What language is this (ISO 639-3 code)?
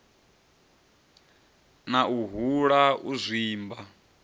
ven